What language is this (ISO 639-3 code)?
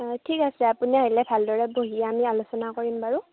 asm